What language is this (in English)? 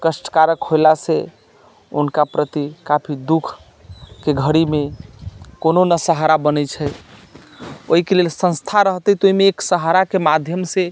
Maithili